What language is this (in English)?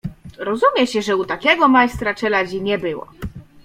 Polish